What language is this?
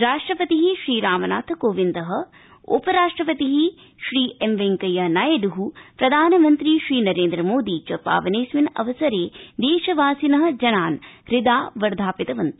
Sanskrit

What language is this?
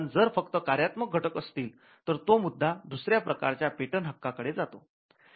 Marathi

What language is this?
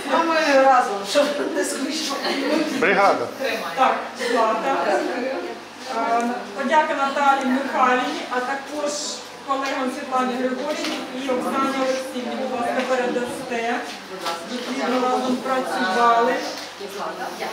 Ukrainian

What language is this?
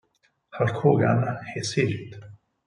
Italian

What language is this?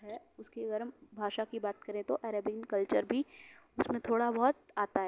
Urdu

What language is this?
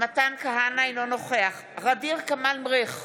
Hebrew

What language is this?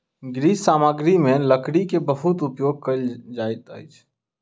Maithili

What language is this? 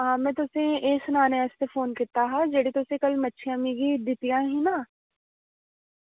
Dogri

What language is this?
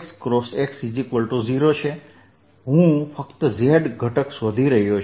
Gujarati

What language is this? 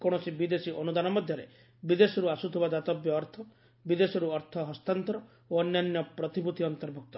Odia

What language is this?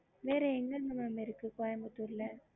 Tamil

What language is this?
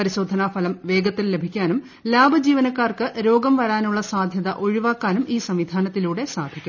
Malayalam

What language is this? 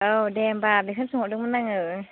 Bodo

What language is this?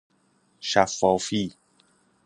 Persian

